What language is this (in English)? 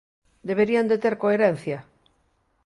Galician